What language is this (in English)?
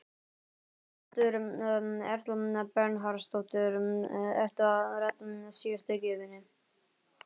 Icelandic